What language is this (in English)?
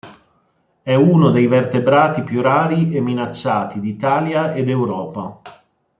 Italian